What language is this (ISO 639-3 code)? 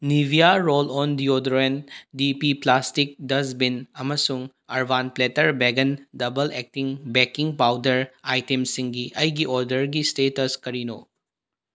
mni